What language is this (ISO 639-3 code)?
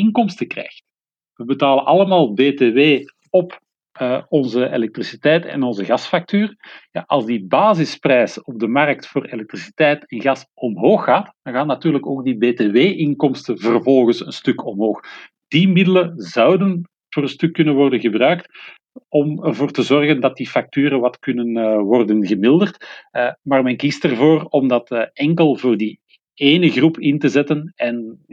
nld